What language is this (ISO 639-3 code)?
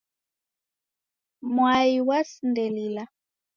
dav